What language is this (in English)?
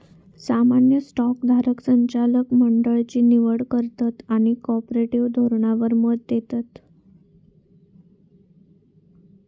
Marathi